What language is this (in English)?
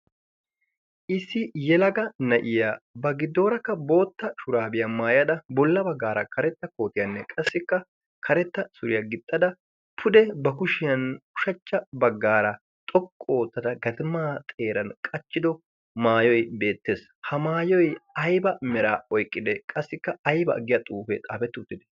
Wolaytta